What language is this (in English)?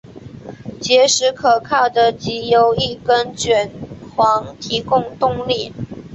Chinese